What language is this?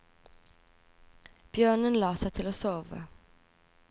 Norwegian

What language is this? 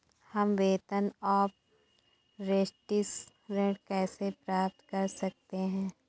Hindi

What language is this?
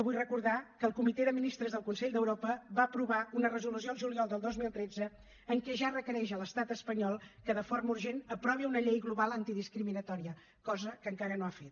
Catalan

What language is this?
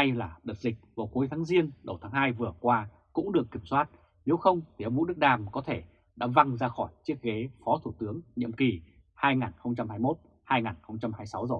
Vietnamese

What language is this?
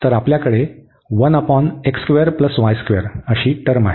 Marathi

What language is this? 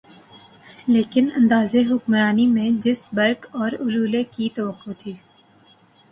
Urdu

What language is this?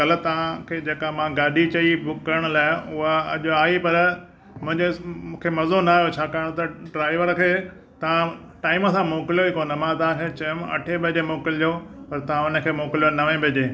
Sindhi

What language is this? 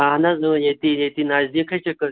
Kashmiri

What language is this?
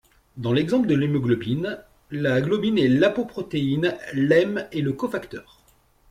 French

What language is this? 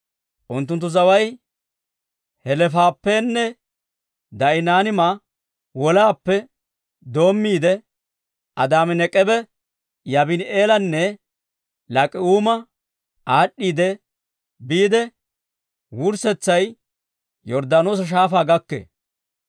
Dawro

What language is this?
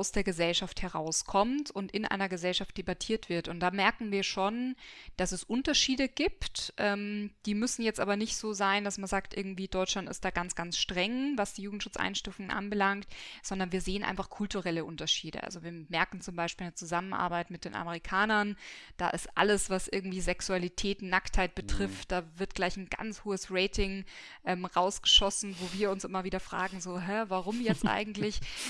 German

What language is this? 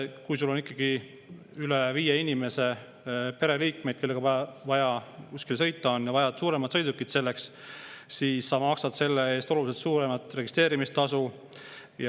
Estonian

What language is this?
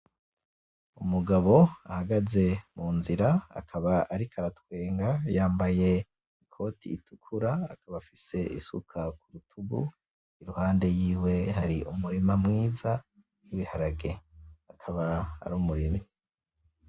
Rundi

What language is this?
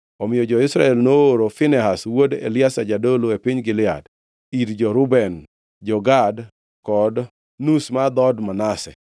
Luo (Kenya and Tanzania)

